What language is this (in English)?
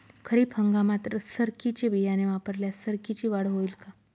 Marathi